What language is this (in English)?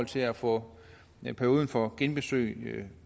Danish